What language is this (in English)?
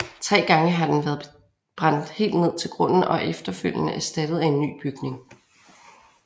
Danish